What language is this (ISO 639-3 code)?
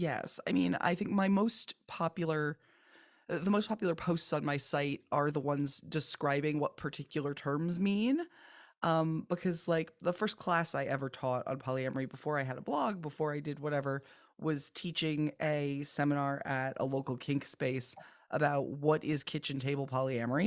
eng